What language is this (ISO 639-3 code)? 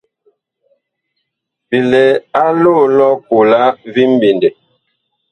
bkh